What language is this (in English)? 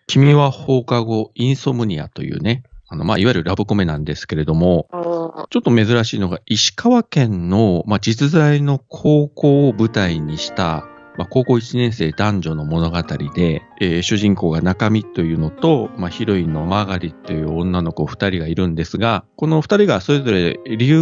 Japanese